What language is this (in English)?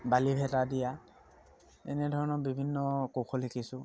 Assamese